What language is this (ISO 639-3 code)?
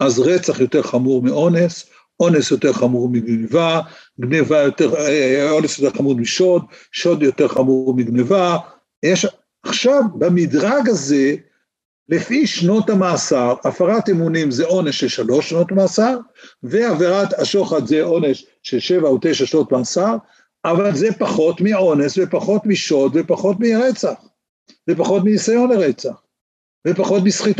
heb